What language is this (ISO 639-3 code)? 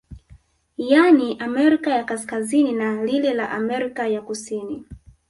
swa